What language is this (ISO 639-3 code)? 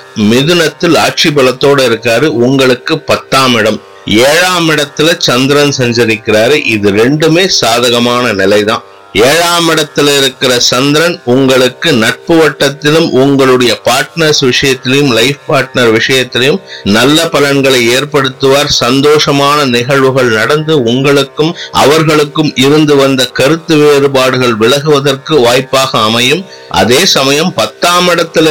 tam